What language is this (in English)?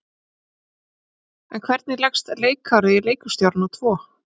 Icelandic